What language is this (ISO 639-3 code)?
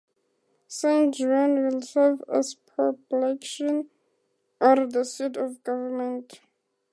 eng